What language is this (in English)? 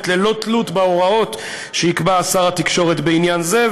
Hebrew